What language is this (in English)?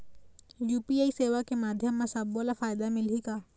Chhattisgarhi